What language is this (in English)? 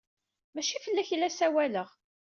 Kabyle